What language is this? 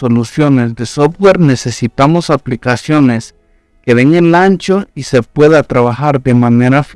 Spanish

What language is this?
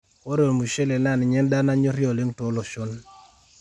Masai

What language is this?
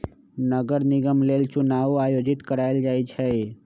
Magahi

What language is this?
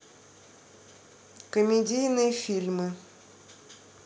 Russian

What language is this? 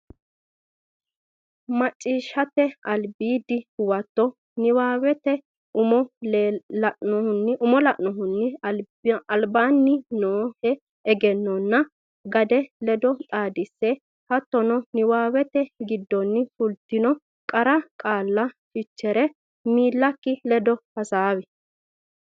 Sidamo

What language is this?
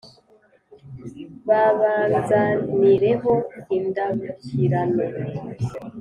Kinyarwanda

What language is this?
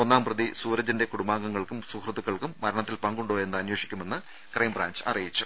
Malayalam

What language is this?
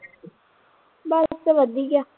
Punjabi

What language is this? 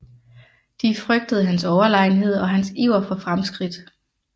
Danish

